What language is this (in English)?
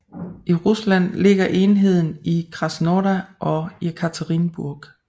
Danish